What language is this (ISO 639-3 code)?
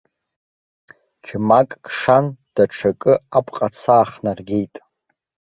abk